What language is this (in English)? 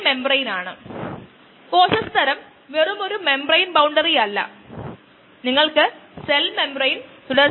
Malayalam